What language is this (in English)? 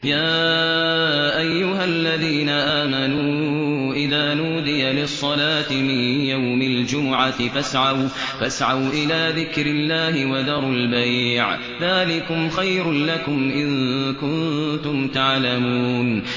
Arabic